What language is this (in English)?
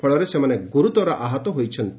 Odia